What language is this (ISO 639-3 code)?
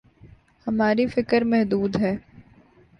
urd